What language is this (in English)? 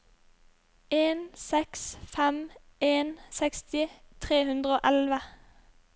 Norwegian